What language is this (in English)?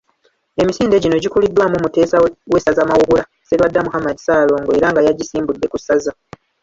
Ganda